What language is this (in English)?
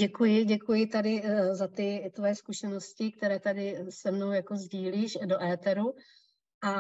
Czech